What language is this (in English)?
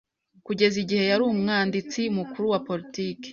Kinyarwanda